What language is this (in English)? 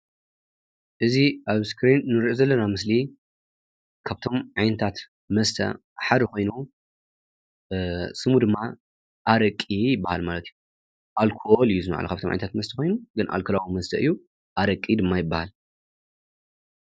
Tigrinya